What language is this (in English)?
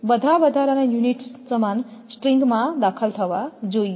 Gujarati